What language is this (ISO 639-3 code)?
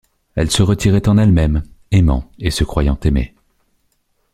fra